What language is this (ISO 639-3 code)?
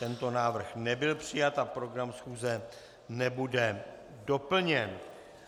ces